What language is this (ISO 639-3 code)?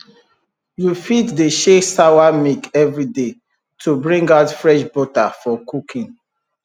pcm